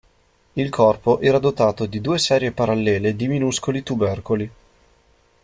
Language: Italian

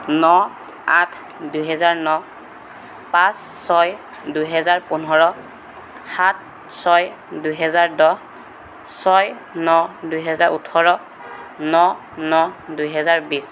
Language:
Assamese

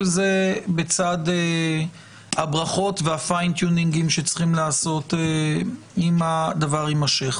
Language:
Hebrew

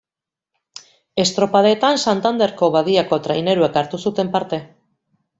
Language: Basque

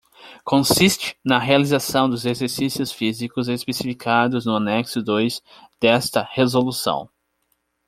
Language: Portuguese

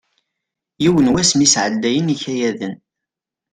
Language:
Kabyle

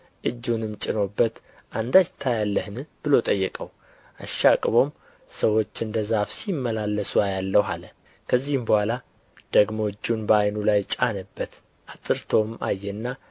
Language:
Amharic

